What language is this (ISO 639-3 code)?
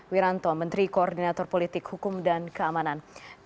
ind